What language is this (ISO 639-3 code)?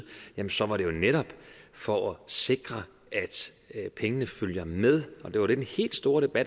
dan